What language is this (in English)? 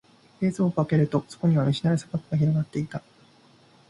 Japanese